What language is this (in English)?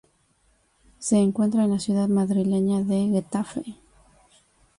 Spanish